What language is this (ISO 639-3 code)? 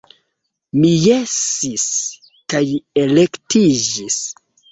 epo